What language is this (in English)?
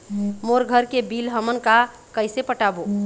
Chhattisgarhi